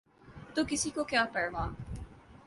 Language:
Urdu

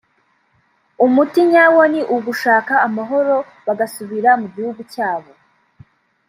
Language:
Kinyarwanda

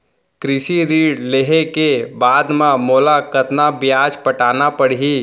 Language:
Chhattisgarhi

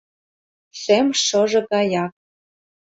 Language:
Mari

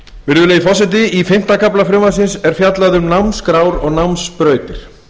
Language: Icelandic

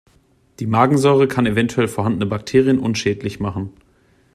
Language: German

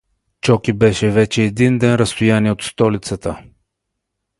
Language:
Bulgarian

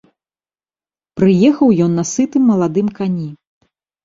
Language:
Belarusian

